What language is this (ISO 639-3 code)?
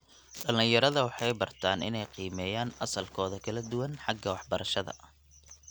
som